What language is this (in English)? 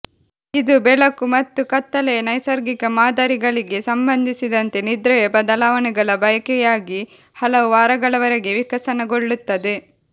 Kannada